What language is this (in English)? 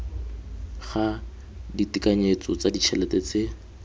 Tswana